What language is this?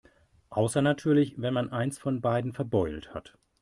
German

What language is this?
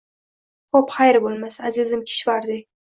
Uzbek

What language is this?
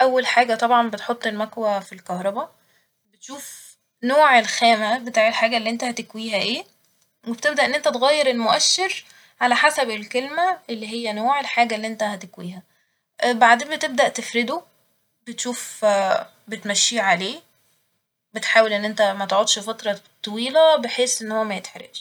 Egyptian Arabic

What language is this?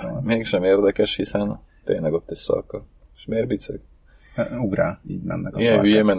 Hungarian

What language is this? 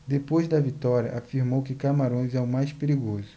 Portuguese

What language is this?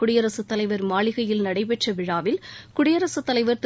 Tamil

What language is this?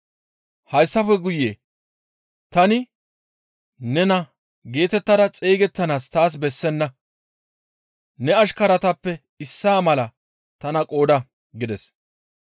Gamo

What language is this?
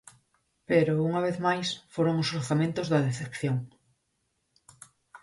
Galician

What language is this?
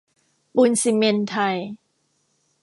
Thai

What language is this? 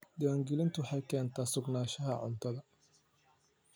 Somali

